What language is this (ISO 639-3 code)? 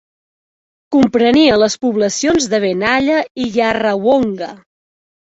cat